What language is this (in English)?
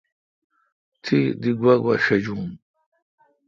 Kalkoti